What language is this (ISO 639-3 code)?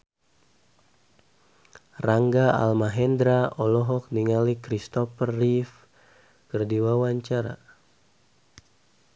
sun